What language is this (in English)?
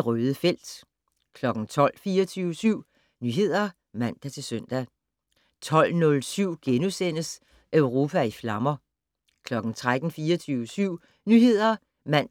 Danish